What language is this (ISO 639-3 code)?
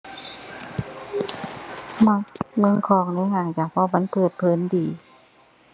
tha